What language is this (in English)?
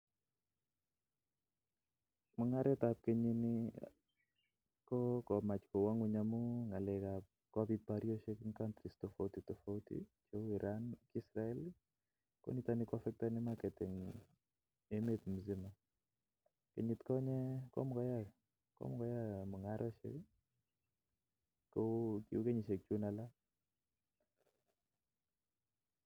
Kalenjin